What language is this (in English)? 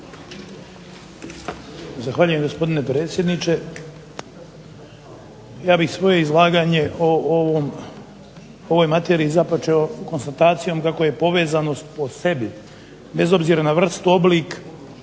Croatian